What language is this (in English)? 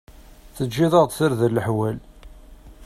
Kabyle